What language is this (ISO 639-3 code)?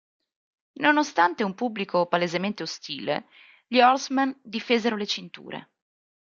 ita